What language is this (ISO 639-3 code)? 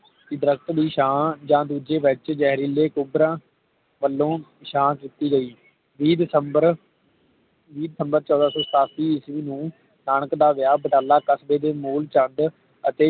pan